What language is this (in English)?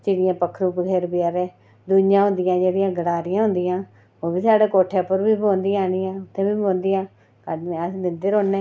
Dogri